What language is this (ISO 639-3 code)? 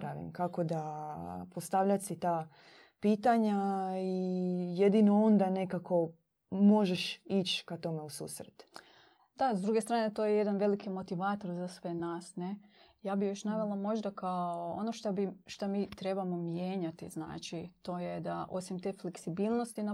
hrv